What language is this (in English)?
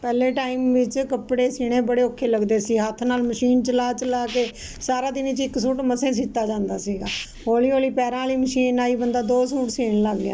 Punjabi